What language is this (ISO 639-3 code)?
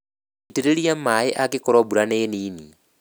kik